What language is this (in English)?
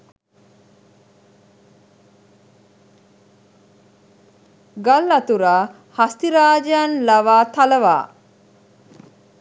Sinhala